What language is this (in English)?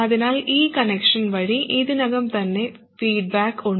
Malayalam